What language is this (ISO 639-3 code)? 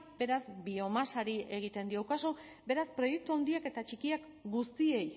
eus